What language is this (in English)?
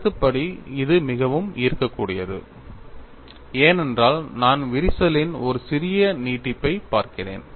Tamil